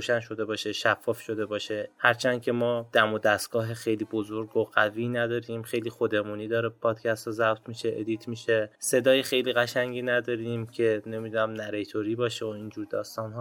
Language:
Persian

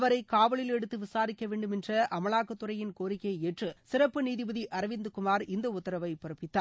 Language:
Tamil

